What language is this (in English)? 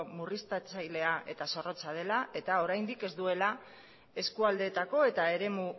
Basque